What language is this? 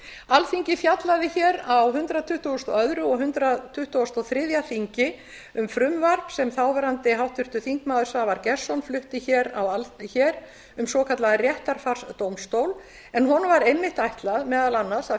Icelandic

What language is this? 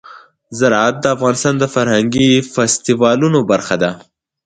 Pashto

